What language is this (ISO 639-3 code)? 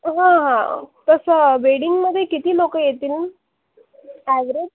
mar